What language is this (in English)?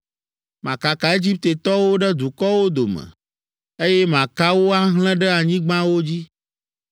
Ewe